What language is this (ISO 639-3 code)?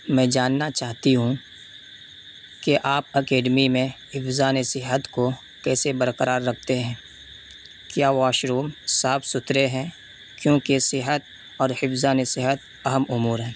urd